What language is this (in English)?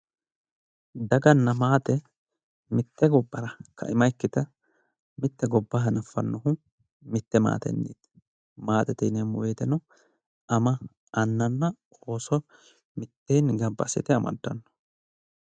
Sidamo